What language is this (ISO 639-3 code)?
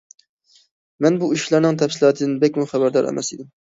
uig